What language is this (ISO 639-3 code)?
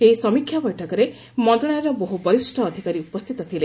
ori